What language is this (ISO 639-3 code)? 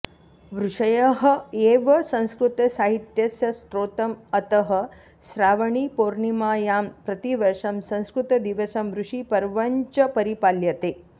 san